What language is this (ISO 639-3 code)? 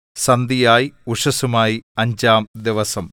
mal